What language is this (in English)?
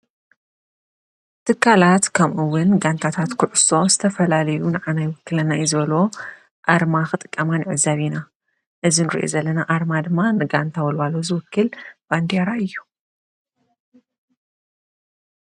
Tigrinya